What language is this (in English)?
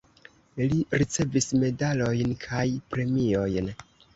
Esperanto